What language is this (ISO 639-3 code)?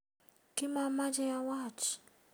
kln